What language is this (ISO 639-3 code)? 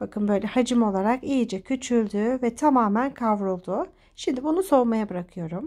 tur